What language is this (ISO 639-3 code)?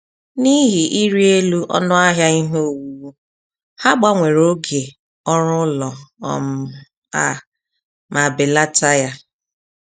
ibo